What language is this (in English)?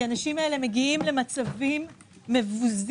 Hebrew